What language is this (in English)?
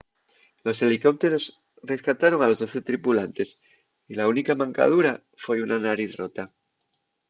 Asturian